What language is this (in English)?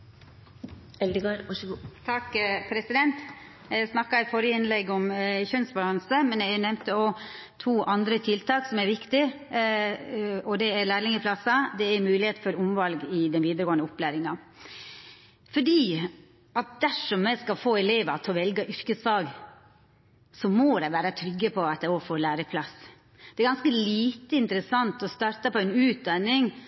Norwegian Nynorsk